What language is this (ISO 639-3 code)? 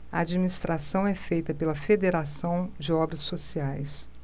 por